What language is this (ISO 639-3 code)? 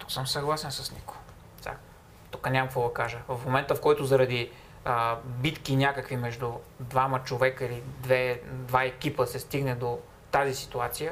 bul